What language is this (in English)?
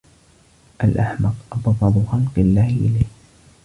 Arabic